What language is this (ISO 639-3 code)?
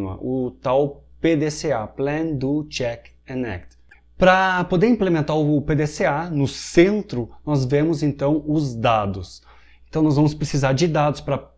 por